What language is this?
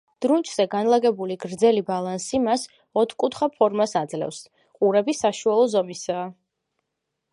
Georgian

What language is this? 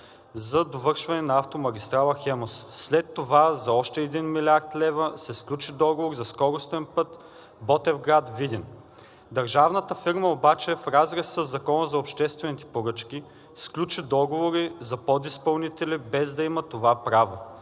Bulgarian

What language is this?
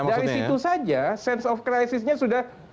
Indonesian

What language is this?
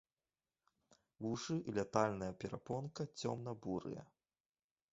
Belarusian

